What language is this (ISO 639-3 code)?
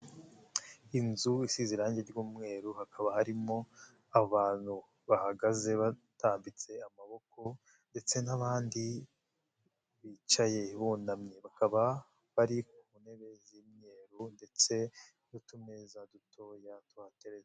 kin